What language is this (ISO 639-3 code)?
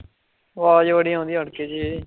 pan